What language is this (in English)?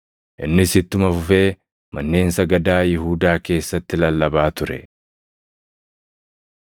Oromo